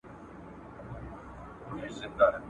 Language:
Pashto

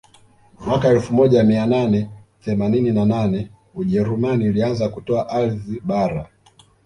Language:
Swahili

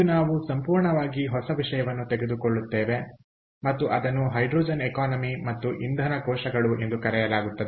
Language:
Kannada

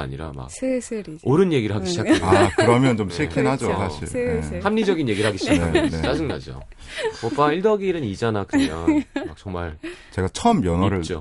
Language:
Korean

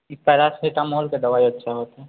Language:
Maithili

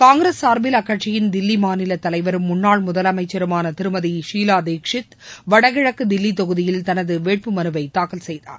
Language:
Tamil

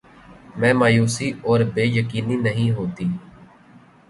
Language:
Urdu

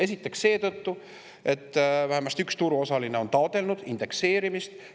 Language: Estonian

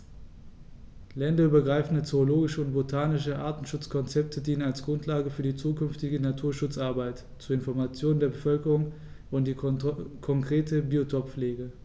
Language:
German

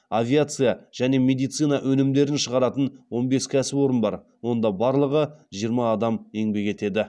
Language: Kazakh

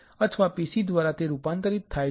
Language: Gujarati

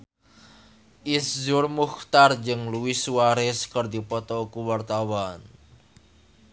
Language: Sundanese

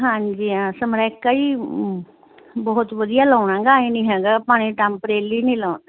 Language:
Punjabi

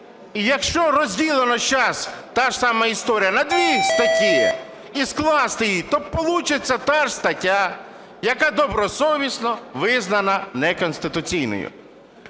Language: Ukrainian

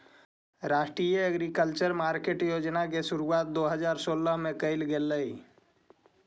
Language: Magahi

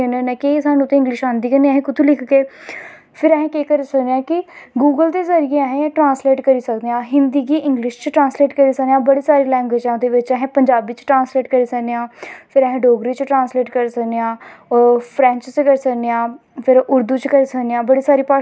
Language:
Dogri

